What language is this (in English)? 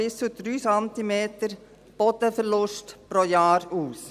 Swiss German